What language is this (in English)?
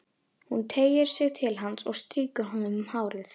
Icelandic